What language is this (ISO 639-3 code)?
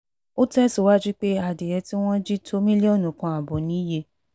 yor